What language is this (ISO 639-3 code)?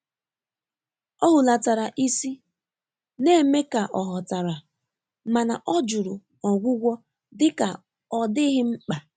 ibo